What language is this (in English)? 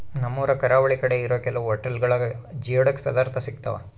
Kannada